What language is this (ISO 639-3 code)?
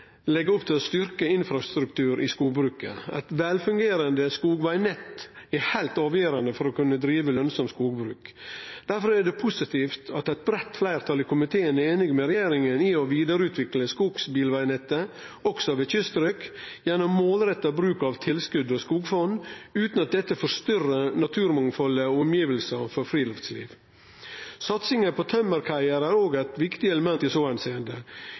nno